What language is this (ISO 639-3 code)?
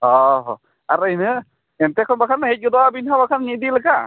sat